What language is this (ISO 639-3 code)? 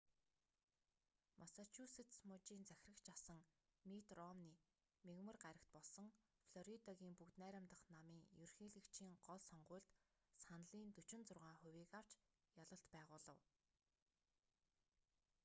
mon